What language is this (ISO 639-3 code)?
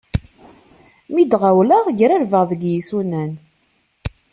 kab